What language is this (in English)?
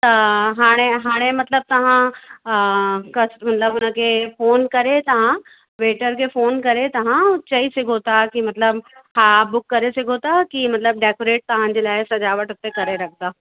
Sindhi